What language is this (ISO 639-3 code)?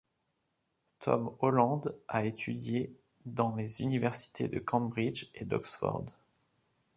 fra